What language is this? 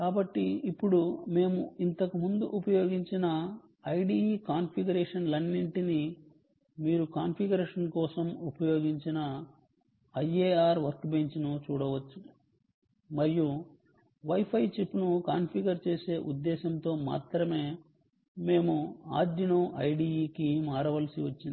Telugu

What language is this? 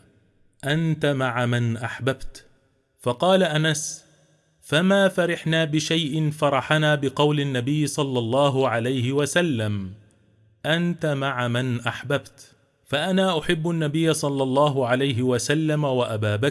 Arabic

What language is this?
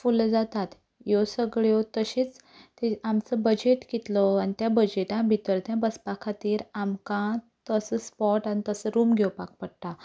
Konkani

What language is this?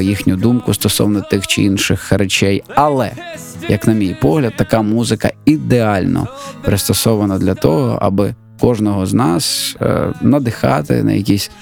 Ukrainian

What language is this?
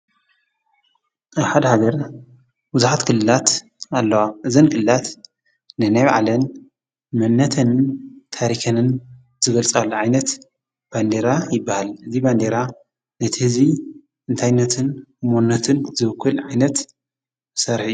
Tigrinya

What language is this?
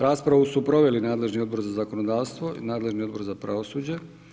Croatian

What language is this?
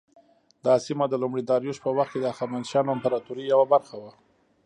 Pashto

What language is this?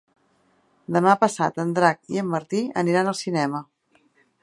Catalan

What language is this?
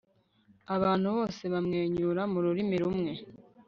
Kinyarwanda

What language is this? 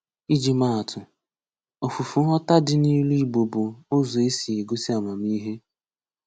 Igbo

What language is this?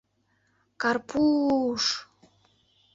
Mari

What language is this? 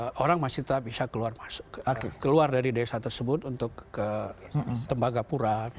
Indonesian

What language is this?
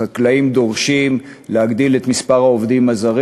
Hebrew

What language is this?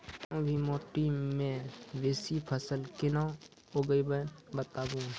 Maithili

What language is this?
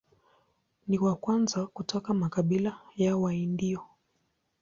Swahili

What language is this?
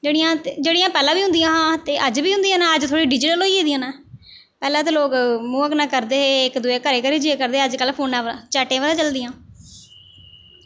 Dogri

